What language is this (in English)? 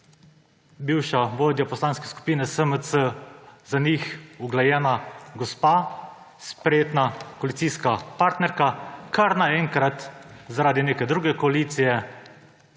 Slovenian